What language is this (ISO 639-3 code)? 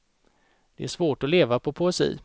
swe